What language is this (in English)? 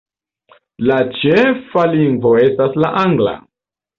Esperanto